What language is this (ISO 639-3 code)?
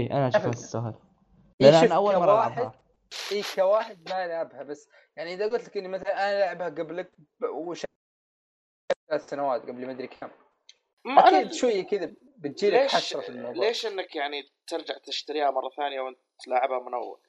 ara